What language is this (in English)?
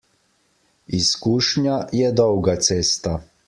Slovenian